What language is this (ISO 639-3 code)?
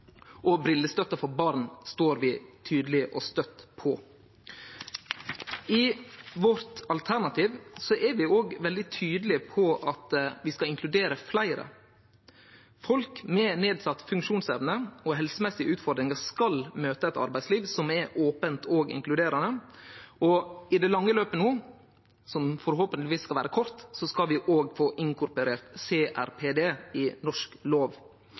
nno